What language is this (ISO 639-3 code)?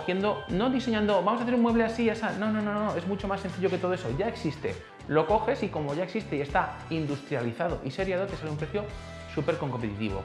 spa